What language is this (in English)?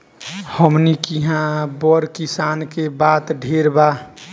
Bhojpuri